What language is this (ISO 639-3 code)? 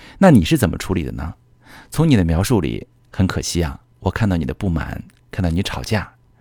zho